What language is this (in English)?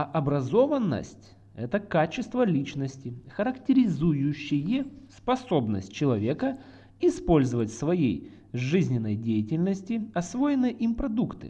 Russian